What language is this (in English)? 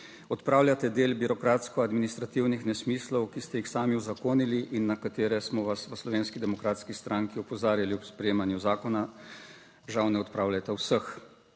Slovenian